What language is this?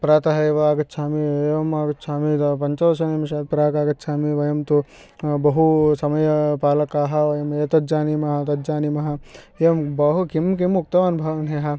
Sanskrit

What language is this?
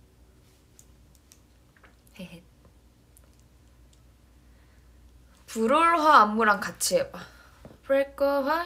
Korean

